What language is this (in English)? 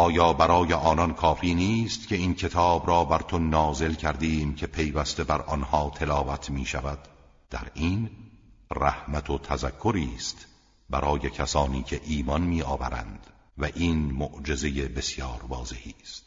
Persian